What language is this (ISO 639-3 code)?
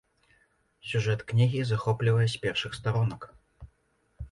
bel